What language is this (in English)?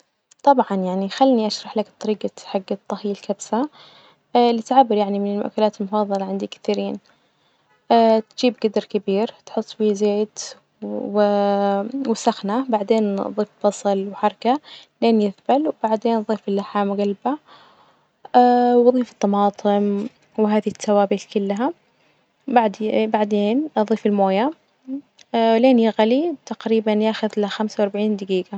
Najdi Arabic